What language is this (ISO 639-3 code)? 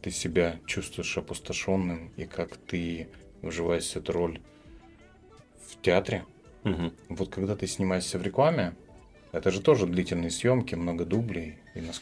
rus